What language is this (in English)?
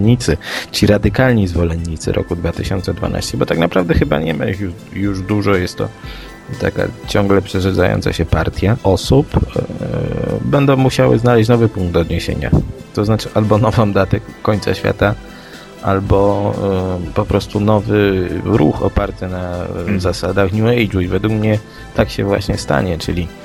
Polish